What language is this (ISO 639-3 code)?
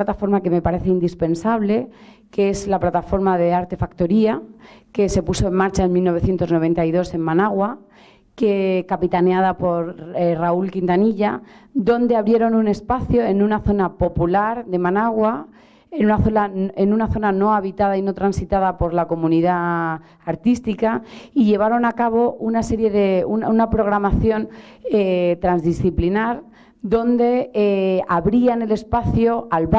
spa